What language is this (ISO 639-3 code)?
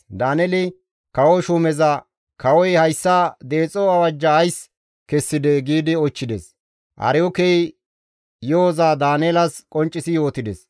gmv